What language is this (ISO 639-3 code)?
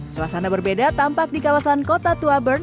ind